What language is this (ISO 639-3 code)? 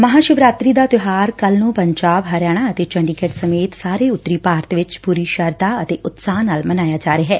pan